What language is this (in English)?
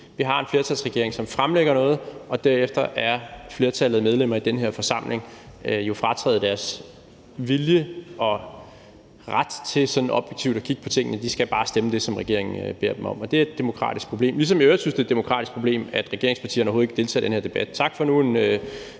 Danish